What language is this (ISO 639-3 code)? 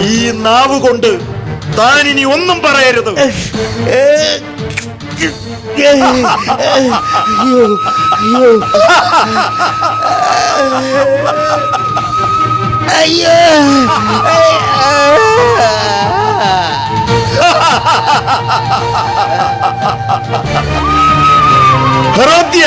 mal